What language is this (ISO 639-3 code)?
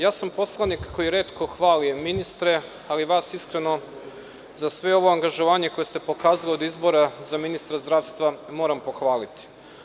srp